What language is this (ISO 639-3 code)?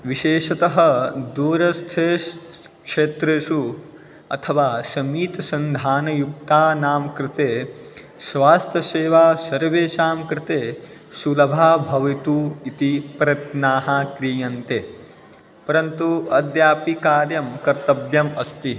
san